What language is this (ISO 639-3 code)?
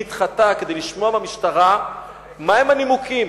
heb